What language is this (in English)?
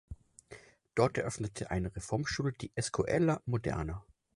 German